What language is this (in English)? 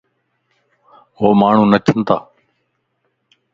Lasi